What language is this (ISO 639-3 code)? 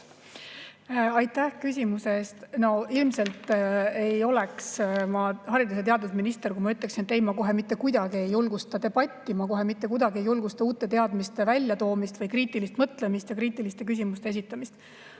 est